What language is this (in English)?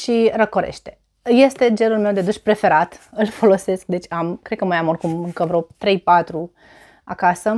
Romanian